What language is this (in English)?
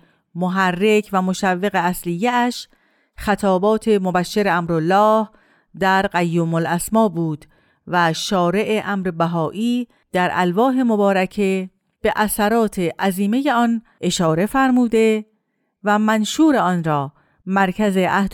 Persian